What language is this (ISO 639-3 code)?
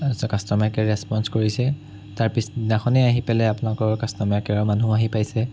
asm